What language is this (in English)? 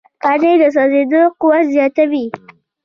Pashto